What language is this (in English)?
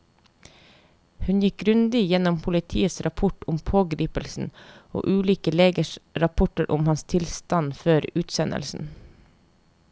Norwegian